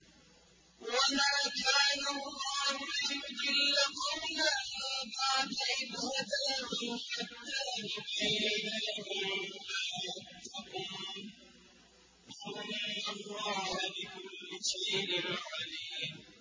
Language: Arabic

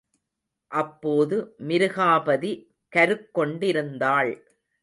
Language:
Tamil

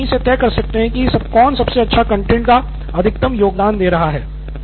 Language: Hindi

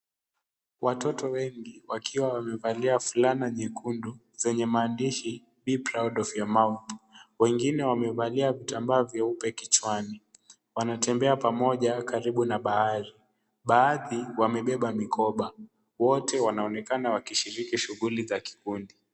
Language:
Swahili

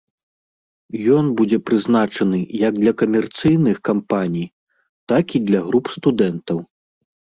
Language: Belarusian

